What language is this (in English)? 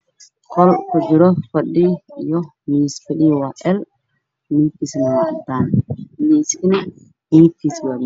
Somali